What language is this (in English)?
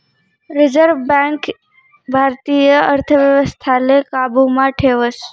Marathi